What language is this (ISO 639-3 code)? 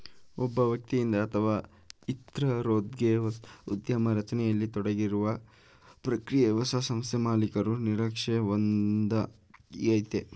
kan